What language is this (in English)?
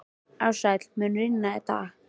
Icelandic